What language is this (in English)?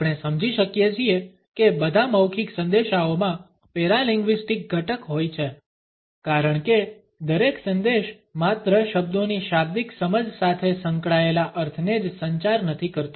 Gujarati